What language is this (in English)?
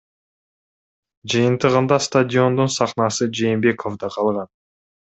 Kyrgyz